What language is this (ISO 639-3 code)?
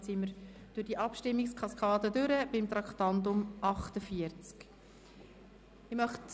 gsw